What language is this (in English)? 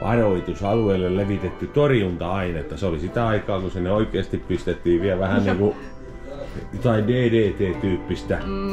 Finnish